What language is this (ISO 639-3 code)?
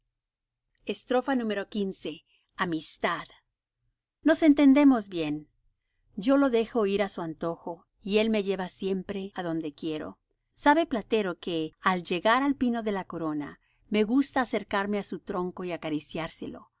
spa